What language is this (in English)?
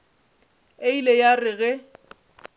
Northern Sotho